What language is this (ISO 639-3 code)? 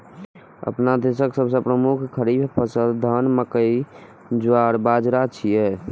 mai